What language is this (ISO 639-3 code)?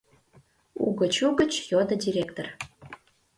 chm